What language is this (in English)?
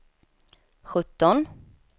Swedish